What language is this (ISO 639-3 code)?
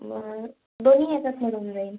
mar